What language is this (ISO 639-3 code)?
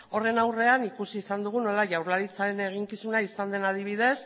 eus